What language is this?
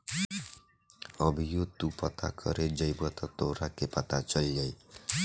Bhojpuri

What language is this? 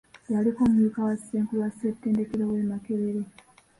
Ganda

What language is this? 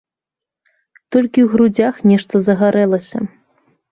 Belarusian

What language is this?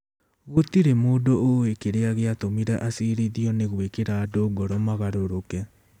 Kikuyu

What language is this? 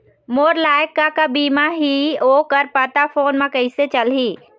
Chhattisgarhi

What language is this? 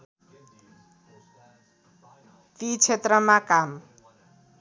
Nepali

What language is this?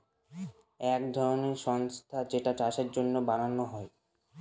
Bangla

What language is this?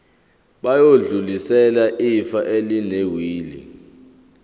Zulu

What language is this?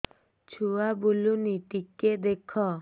Odia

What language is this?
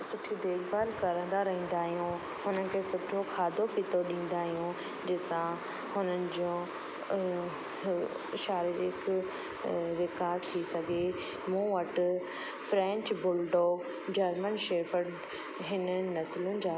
Sindhi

